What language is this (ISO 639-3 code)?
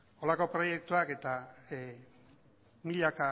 eus